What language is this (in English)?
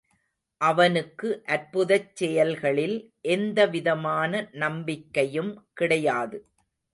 Tamil